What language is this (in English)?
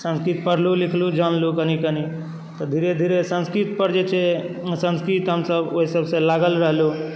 Maithili